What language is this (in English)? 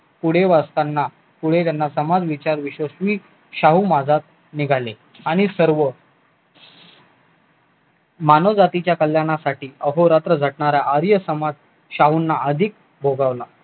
Marathi